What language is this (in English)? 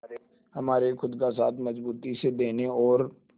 Hindi